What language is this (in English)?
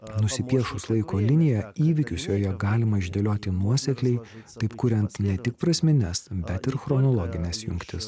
Lithuanian